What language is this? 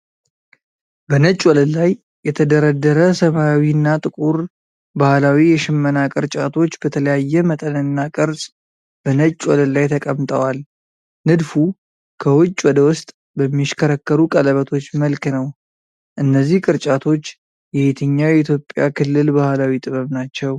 Amharic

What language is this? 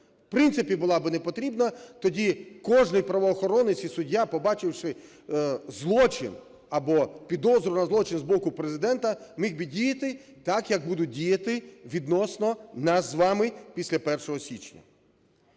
Ukrainian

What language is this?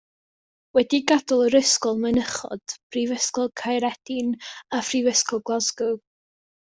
Welsh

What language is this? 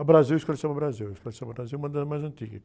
Portuguese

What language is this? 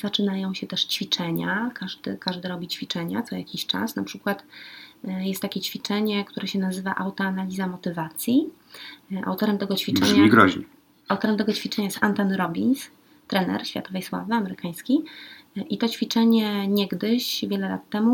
Polish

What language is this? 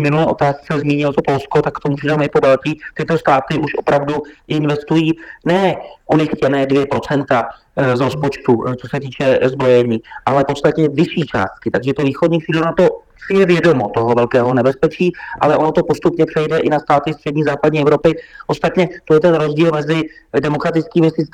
Czech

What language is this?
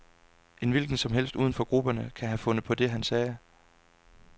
Danish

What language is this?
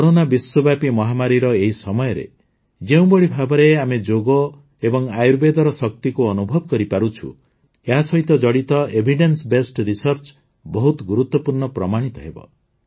Odia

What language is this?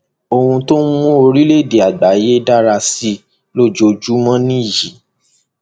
Yoruba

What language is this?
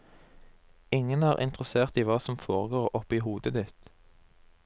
Norwegian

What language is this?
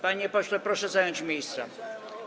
Polish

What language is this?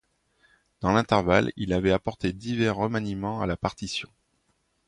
French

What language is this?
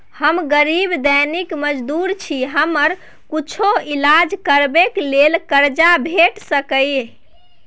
Maithili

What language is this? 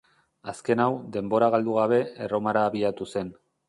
Basque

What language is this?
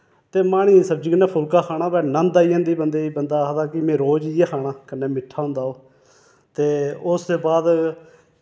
Dogri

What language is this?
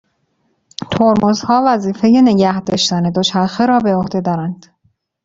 Persian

